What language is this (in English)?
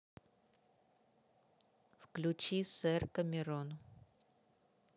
Russian